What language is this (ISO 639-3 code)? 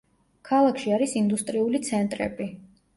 kat